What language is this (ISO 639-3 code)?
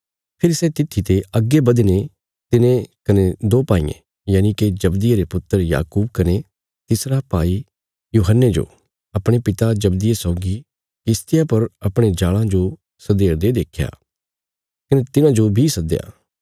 kfs